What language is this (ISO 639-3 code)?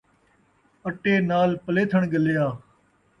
skr